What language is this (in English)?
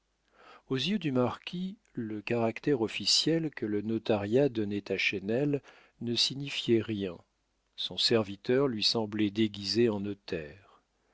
French